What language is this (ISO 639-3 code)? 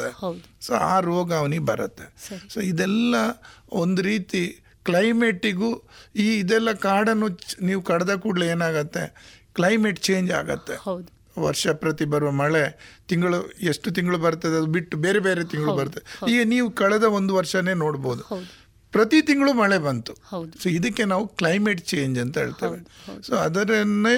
kan